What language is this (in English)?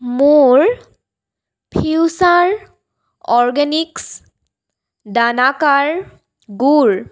Assamese